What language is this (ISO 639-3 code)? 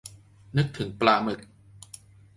tha